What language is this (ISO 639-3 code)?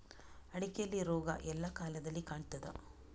kan